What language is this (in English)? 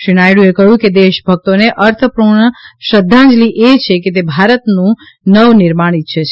Gujarati